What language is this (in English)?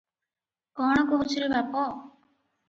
Odia